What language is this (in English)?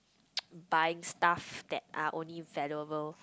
English